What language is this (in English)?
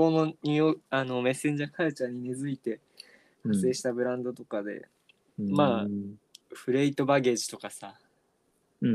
Japanese